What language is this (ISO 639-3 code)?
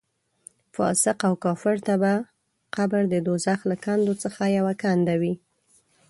pus